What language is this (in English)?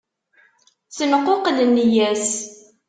Kabyle